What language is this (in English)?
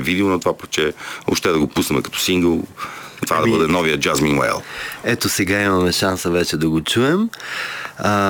Bulgarian